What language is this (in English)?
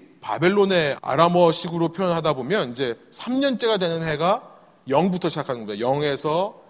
Korean